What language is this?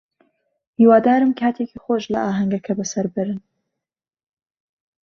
Central Kurdish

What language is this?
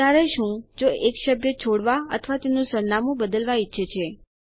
Gujarati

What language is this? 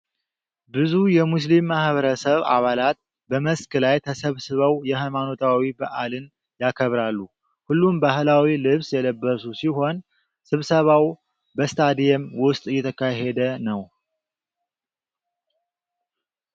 Amharic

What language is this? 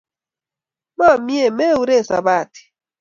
Kalenjin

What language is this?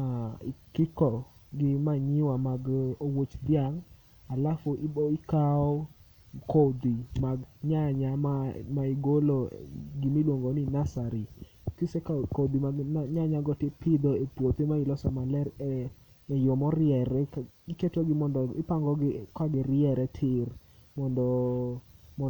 Luo (Kenya and Tanzania)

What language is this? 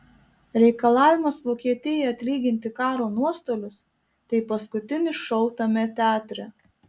Lithuanian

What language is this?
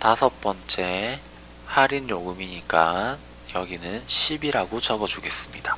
Korean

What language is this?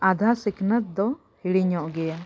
Santali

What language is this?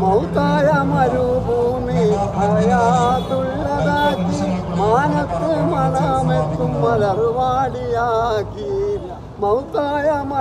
Tamil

